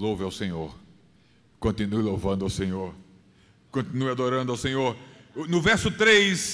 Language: Portuguese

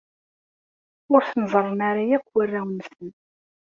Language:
Kabyle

